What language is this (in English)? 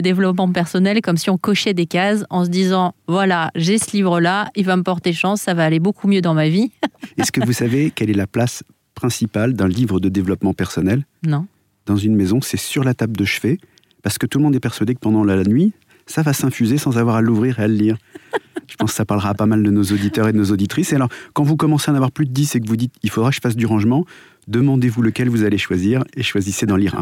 French